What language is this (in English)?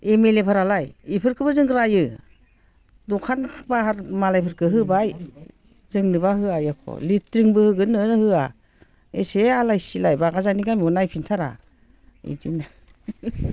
Bodo